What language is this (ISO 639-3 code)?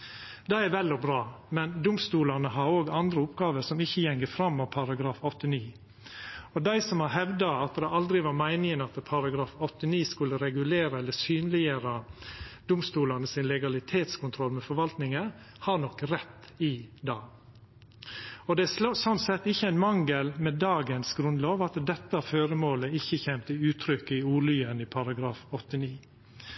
nno